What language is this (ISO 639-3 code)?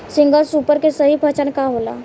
bho